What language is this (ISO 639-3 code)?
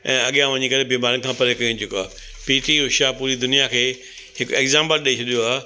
snd